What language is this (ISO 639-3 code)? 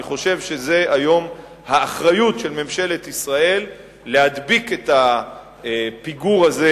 heb